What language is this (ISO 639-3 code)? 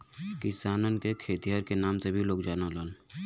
bho